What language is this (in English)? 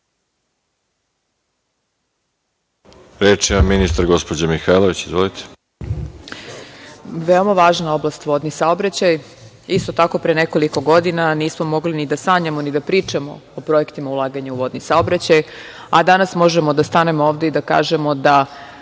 Serbian